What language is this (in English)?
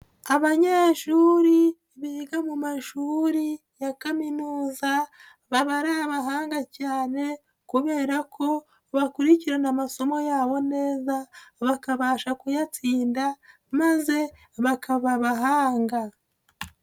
Kinyarwanda